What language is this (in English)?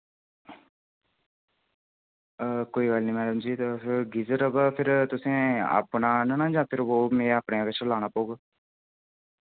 Dogri